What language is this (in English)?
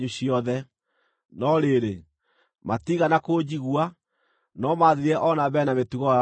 Kikuyu